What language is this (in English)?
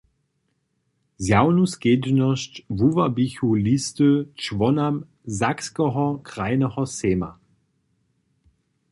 Upper Sorbian